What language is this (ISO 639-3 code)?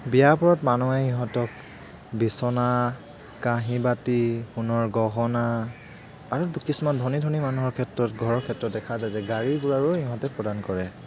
asm